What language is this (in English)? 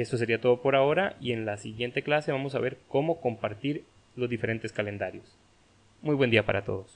Spanish